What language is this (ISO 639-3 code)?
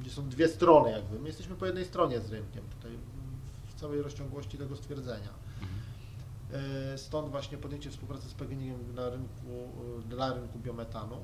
pol